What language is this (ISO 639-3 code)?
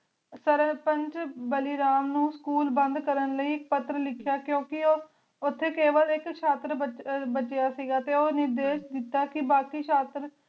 pan